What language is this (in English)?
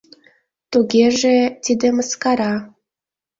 Mari